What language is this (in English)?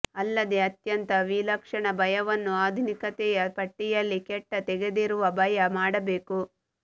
Kannada